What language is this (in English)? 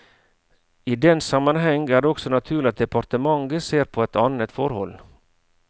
Norwegian